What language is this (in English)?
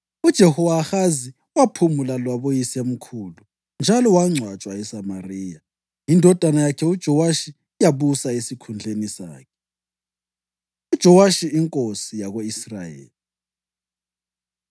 North Ndebele